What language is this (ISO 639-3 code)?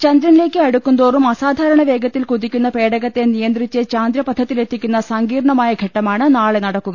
mal